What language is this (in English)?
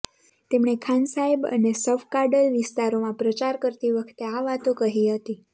Gujarati